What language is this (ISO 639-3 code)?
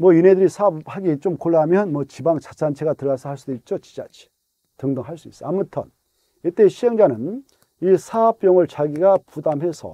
kor